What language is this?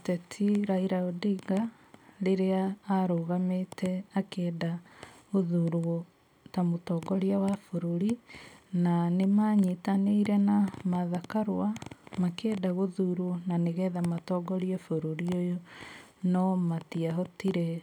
Kikuyu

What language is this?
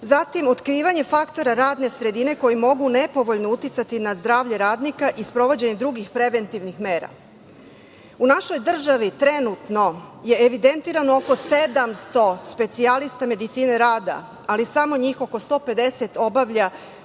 Serbian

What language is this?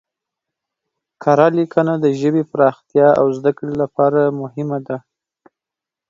Pashto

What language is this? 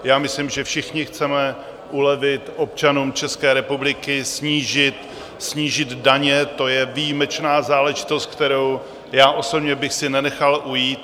Czech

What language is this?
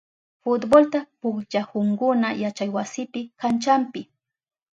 Southern Pastaza Quechua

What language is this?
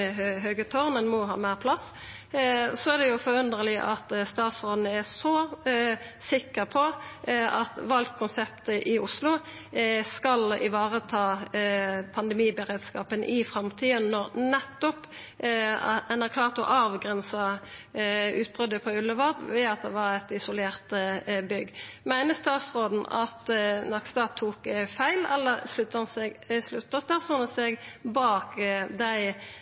Norwegian Nynorsk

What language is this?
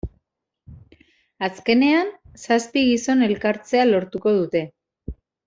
Basque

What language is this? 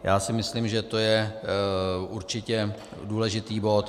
Czech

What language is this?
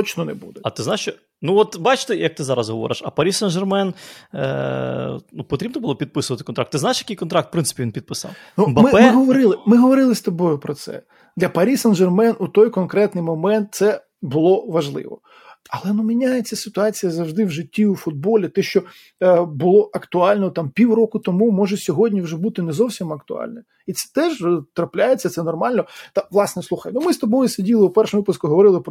Ukrainian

